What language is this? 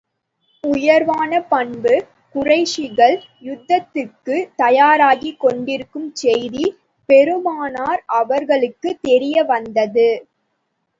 Tamil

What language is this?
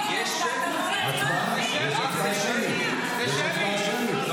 Hebrew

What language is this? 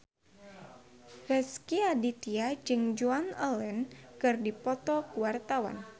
Sundanese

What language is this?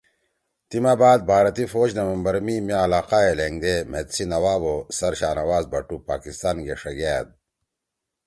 Torwali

